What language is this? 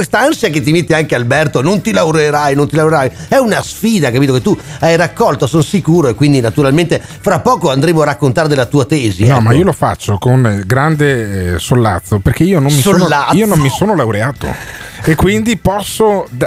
Italian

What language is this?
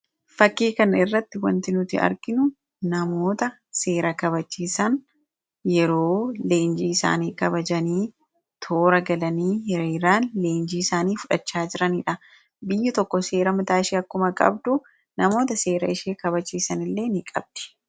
Oromo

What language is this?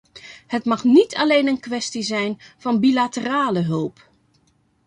Dutch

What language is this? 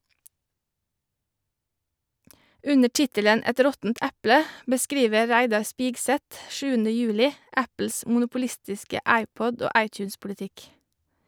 Norwegian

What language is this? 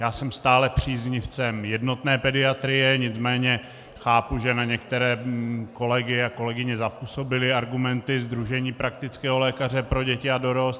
Czech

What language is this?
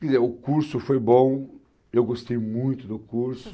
Portuguese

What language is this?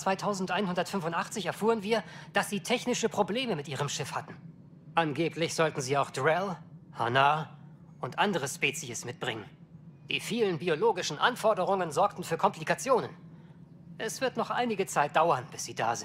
German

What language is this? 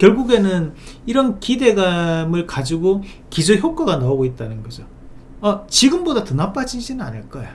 Korean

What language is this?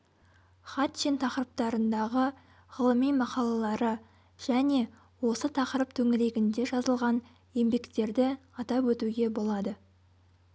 Kazakh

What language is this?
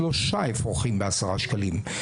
Hebrew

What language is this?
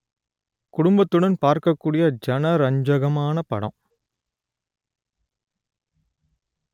Tamil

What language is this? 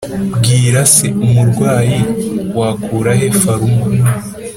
Kinyarwanda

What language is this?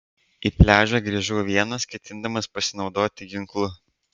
Lithuanian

